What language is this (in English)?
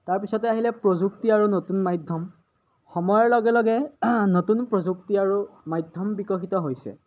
Assamese